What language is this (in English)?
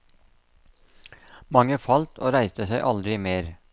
Norwegian